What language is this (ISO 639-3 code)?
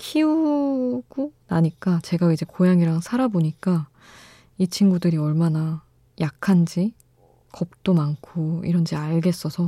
kor